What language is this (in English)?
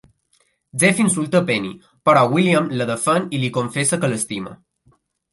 Catalan